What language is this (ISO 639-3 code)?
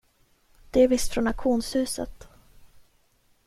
swe